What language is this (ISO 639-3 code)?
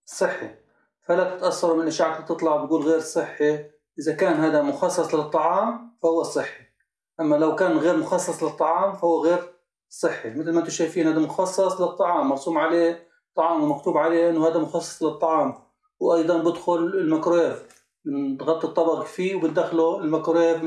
ara